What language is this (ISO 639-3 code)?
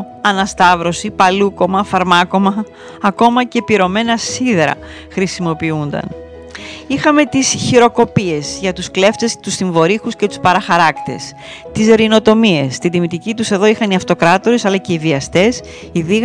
ell